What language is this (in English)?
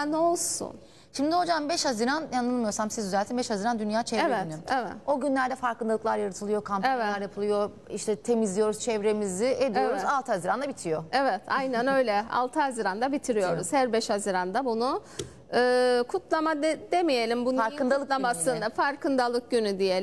Turkish